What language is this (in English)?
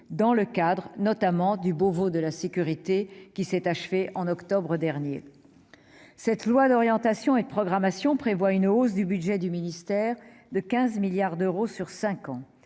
French